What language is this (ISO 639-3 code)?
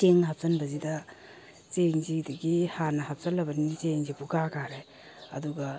mni